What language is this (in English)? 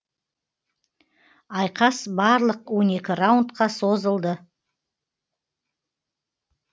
Kazakh